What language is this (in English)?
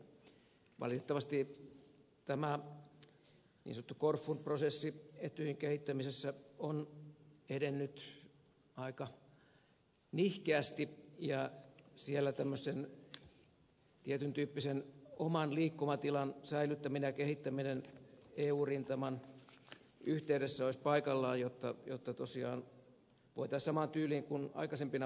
Finnish